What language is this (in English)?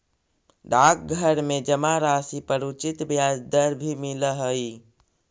Magahi